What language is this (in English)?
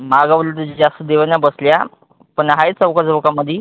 Marathi